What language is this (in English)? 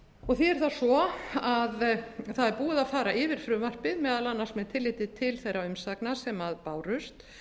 Icelandic